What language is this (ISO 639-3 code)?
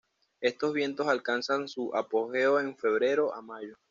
spa